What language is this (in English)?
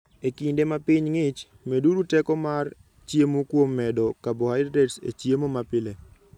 Luo (Kenya and Tanzania)